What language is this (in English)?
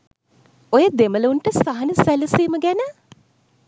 Sinhala